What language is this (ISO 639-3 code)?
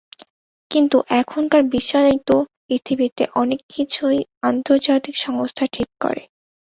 ben